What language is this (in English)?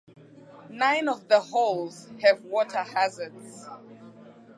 English